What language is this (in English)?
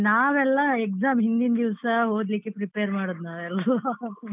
Kannada